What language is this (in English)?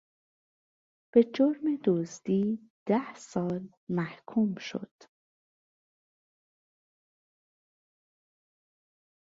Persian